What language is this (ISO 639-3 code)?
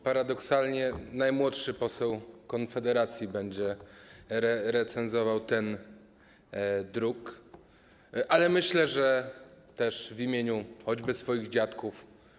pol